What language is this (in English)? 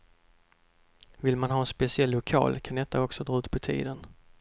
Swedish